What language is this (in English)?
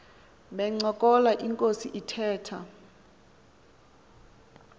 Xhosa